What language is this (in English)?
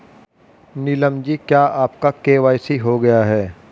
Hindi